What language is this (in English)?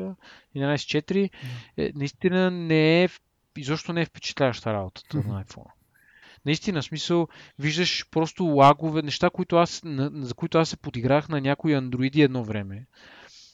Bulgarian